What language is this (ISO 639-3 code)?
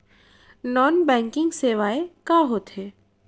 hne